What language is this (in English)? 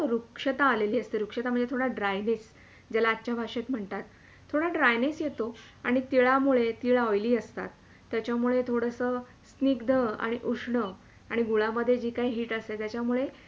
Marathi